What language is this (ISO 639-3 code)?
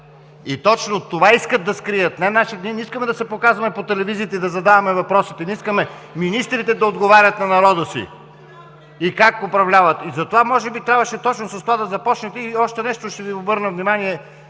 bul